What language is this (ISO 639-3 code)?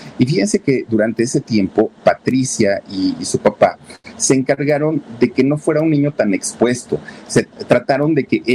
spa